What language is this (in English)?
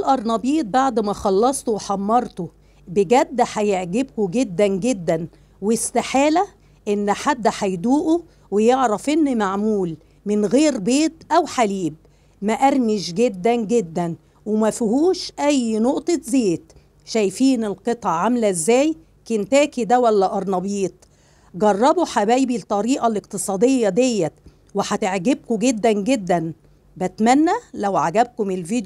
Arabic